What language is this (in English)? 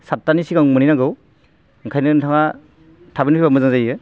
Bodo